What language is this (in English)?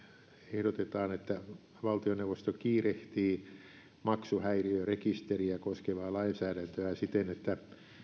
Finnish